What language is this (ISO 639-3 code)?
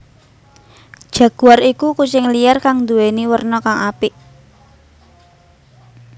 jav